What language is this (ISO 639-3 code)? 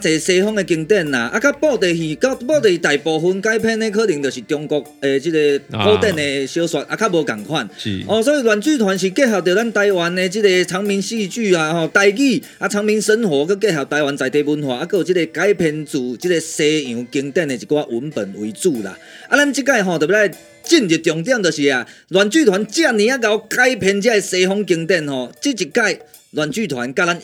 zho